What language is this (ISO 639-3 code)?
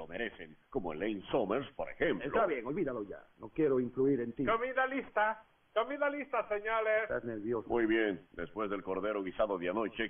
spa